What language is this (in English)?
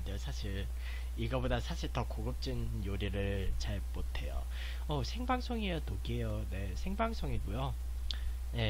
Korean